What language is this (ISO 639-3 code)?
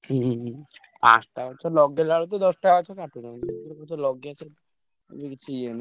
ori